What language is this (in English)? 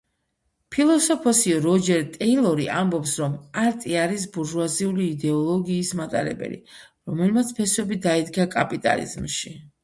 Georgian